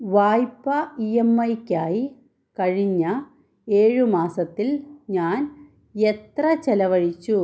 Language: Malayalam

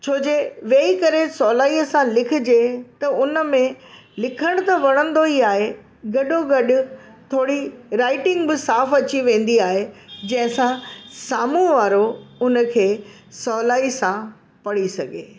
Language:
Sindhi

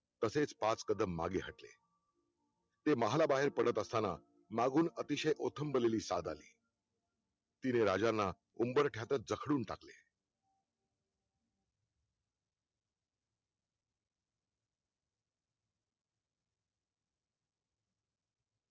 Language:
Marathi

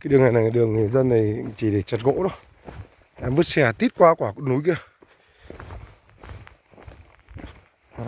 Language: Vietnamese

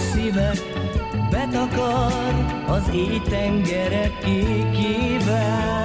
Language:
Hungarian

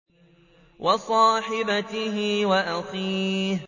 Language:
Arabic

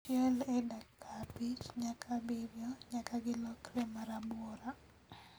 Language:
Luo (Kenya and Tanzania)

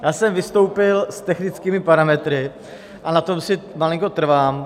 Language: Czech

